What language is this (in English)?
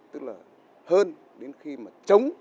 Vietnamese